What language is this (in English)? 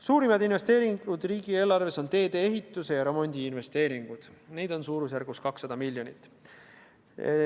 Estonian